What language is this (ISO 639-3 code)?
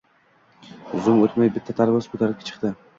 uzb